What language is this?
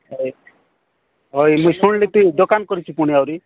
Odia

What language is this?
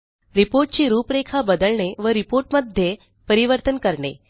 Marathi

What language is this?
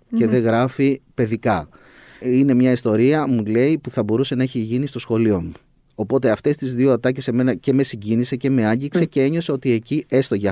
Greek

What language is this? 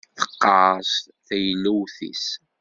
Kabyle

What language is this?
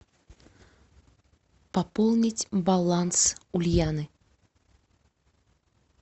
Russian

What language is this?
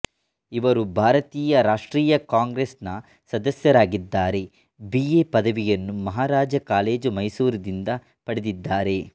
Kannada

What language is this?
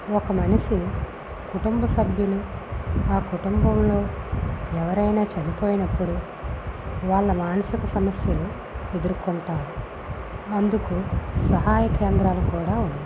Telugu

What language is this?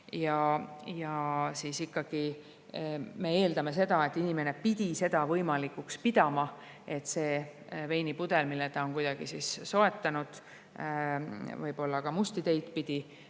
Estonian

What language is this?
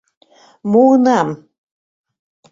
Mari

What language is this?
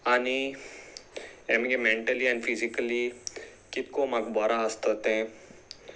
Konkani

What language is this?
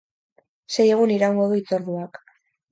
Basque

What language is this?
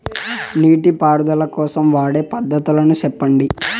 Telugu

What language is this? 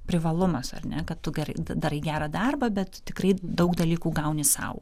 Lithuanian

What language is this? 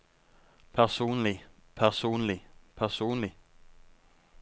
Norwegian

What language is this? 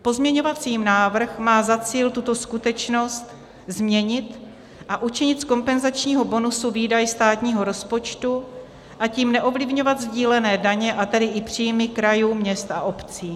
Czech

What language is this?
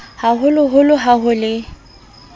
Southern Sotho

